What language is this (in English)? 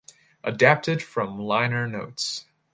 English